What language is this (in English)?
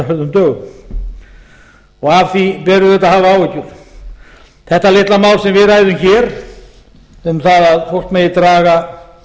Icelandic